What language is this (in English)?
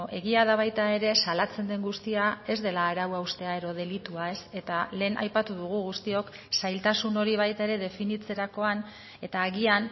Basque